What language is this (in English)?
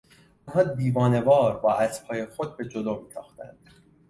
Persian